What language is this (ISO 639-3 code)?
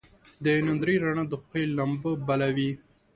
pus